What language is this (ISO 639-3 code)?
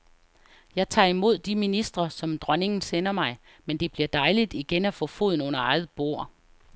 dan